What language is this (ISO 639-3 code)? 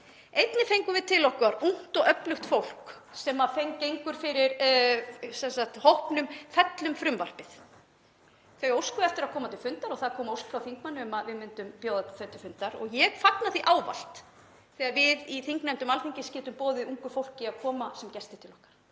isl